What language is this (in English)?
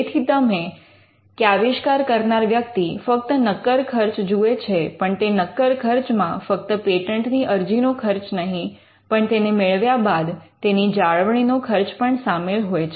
Gujarati